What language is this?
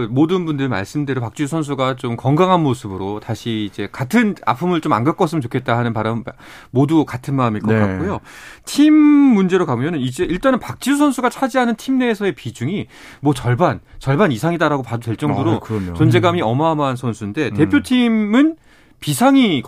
Korean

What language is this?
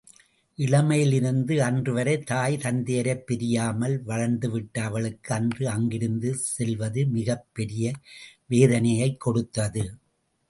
Tamil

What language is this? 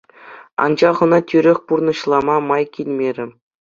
Chuvash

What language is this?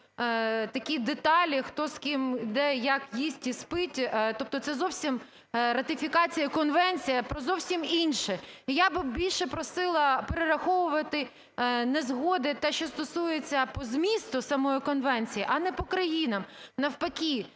Ukrainian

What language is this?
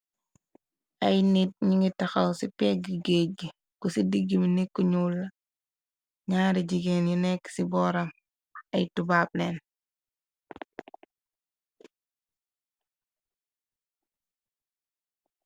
Wolof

